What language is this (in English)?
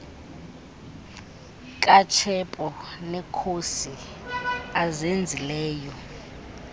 Xhosa